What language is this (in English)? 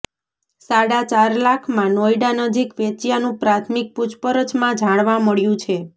Gujarati